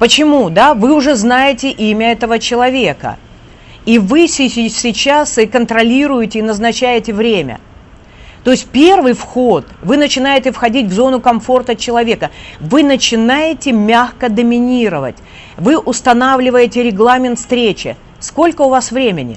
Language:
Russian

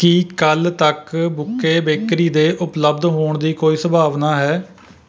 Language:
Punjabi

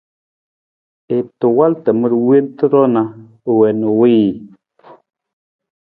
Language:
Nawdm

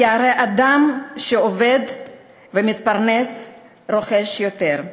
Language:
Hebrew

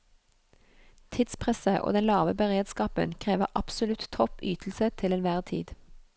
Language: Norwegian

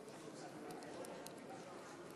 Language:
Hebrew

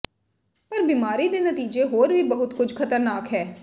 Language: Punjabi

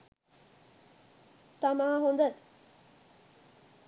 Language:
Sinhala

